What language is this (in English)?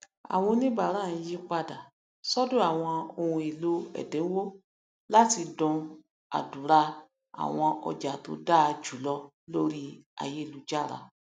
Yoruba